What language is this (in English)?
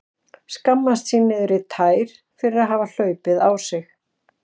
Icelandic